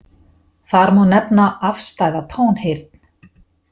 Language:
Icelandic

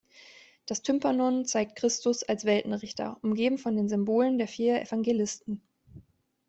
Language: German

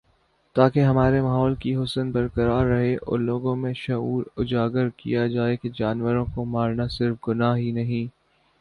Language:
Urdu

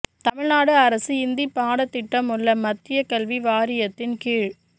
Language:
Tamil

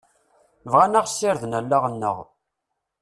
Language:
Kabyle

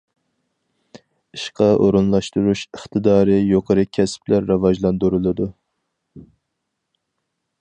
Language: Uyghur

